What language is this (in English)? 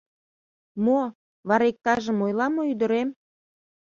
Mari